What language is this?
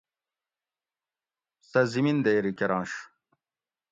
Gawri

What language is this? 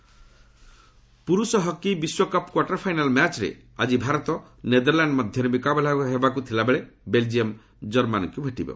Odia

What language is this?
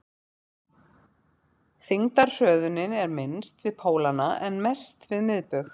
Icelandic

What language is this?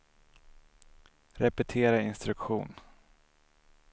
Swedish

